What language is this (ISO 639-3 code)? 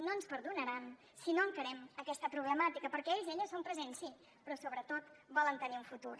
cat